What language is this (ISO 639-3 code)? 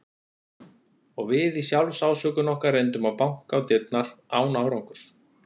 isl